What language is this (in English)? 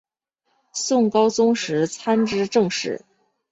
Chinese